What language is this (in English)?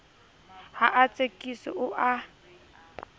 Southern Sotho